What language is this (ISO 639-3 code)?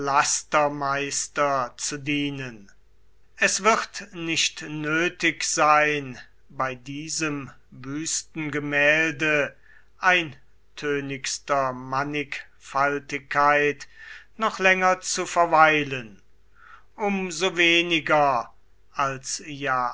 deu